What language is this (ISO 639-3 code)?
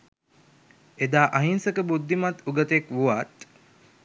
sin